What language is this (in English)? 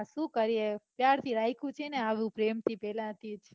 Gujarati